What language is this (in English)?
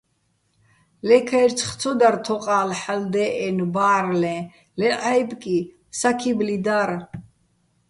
Bats